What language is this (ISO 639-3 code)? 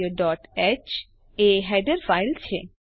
guj